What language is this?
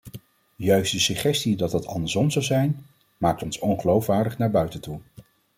Dutch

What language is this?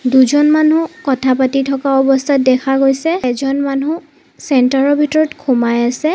Assamese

